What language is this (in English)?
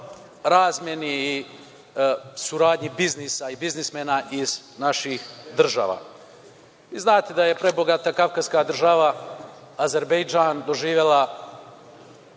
Serbian